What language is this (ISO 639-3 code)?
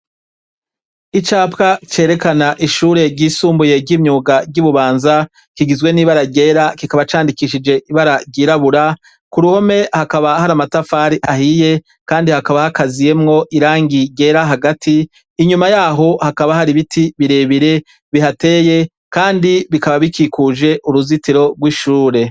run